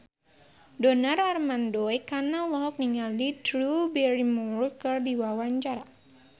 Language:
Sundanese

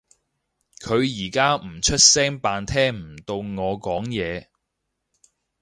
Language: Cantonese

